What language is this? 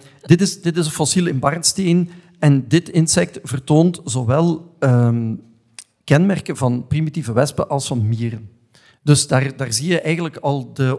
Dutch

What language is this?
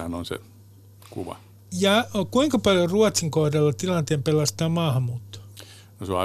Finnish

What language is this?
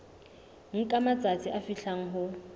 Southern Sotho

